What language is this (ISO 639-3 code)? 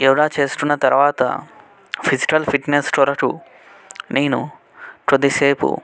tel